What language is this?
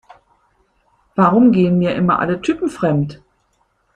German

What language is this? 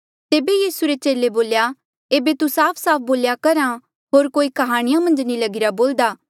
Mandeali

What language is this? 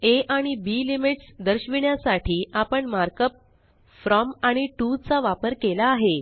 Marathi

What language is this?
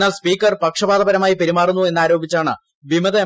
Malayalam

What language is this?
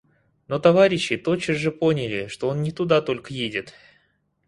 Russian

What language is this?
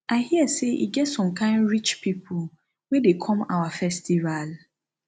Nigerian Pidgin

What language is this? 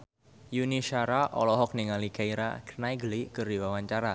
Sundanese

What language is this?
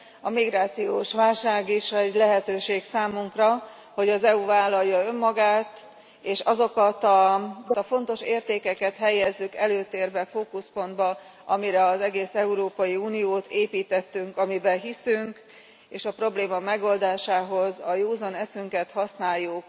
Hungarian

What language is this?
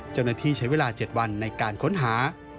Thai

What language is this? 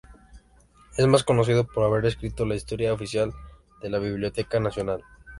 Spanish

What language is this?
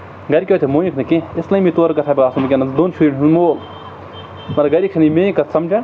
Kashmiri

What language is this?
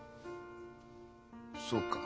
Japanese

